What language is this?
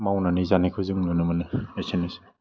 Bodo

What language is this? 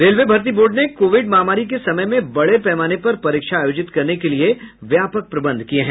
Hindi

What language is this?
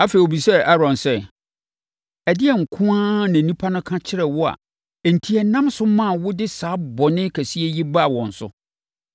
Akan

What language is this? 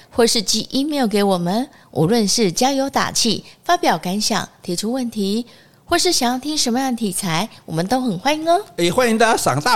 Chinese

